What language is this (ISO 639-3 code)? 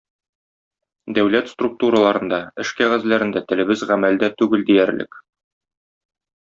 tat